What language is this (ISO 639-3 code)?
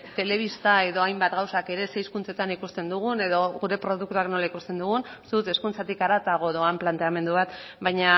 eus